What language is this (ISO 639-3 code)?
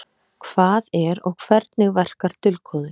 isl